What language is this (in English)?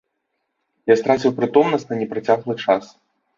Belarusian